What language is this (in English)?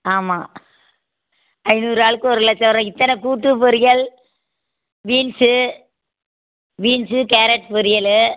Tamil